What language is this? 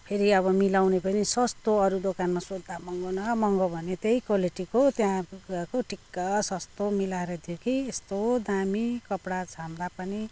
Nepali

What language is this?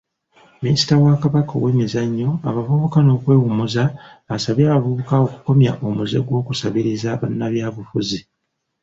Ganda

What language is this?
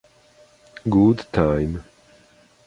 Italian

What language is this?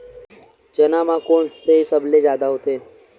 Chhattisgarhi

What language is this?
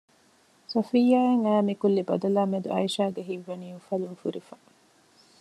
Divehi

